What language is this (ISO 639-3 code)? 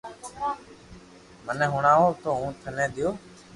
lrk